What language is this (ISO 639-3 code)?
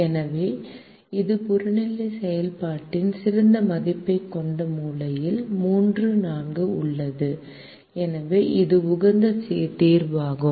tam